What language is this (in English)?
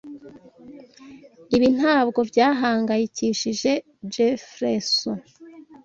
Kinyarwanda